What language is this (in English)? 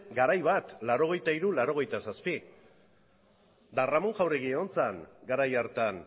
Basque